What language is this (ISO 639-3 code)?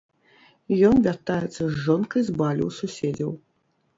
bel